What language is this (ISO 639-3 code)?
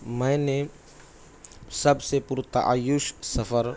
urd